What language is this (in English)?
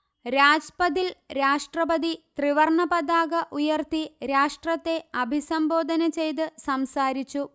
Malayalam